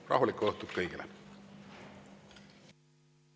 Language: Estonian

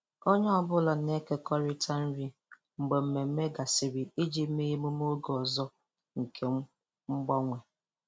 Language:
Igbo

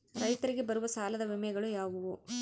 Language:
Kannada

